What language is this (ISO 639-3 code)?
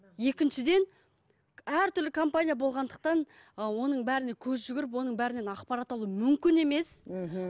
kaz